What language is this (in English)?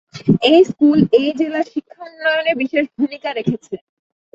Bangla